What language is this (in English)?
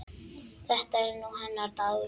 Icelandic